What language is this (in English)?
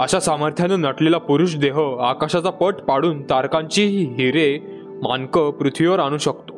Marathi